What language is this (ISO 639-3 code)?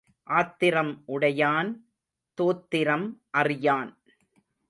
tam